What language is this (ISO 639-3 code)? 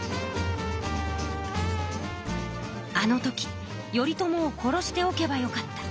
jpn